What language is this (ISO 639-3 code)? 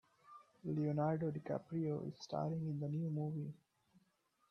eng